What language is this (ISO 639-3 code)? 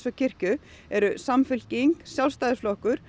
isl